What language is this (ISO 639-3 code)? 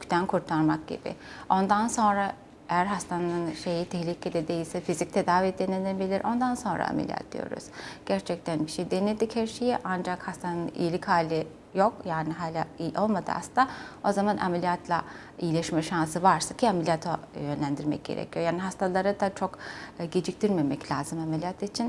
tur